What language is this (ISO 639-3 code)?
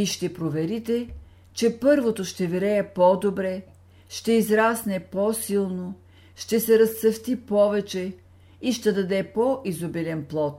bul